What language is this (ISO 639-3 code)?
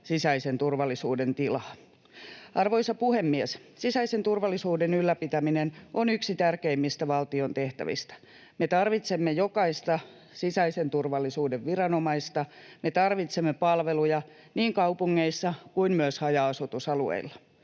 fin